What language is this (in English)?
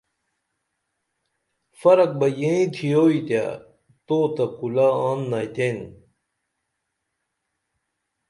Dameli